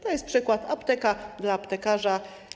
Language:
Polish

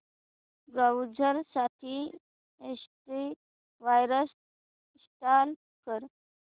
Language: Marathi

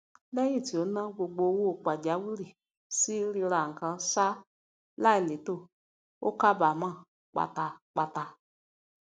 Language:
Yoruba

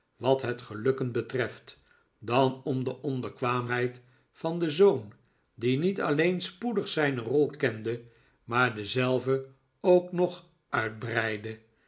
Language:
Dutch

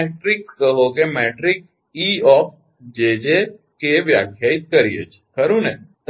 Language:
Gujarati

